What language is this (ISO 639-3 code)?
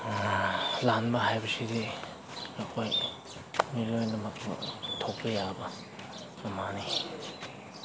mni